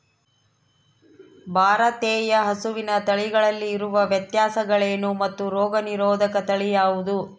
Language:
Kannada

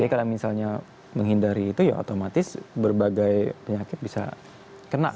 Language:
Indonesian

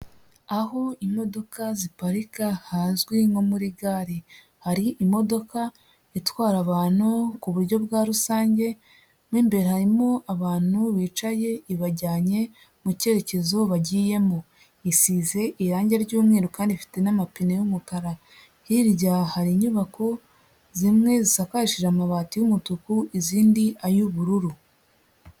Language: Kinyarwanda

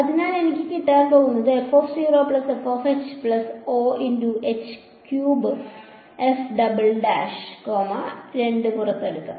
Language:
Malayalam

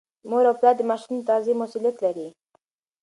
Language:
Pashto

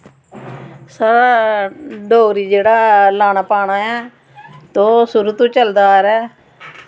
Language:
Dogri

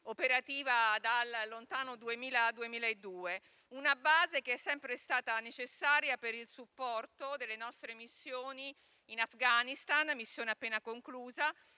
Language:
Italian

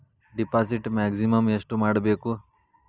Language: Kannada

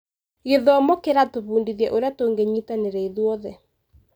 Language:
Kikuyu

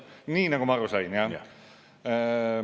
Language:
Estonian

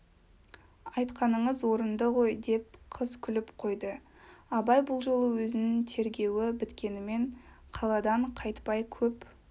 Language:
Kazakh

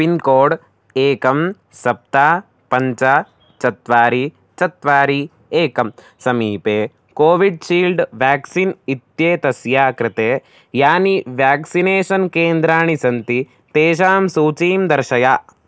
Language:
Sanskrit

